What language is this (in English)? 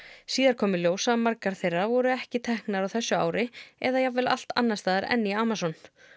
Icelandic